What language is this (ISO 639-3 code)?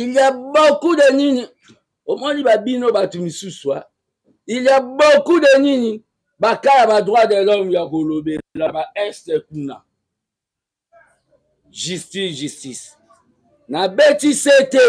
fra